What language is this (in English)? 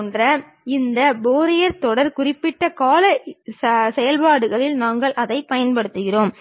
Tamil